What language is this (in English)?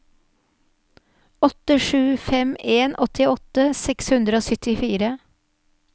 Norwegian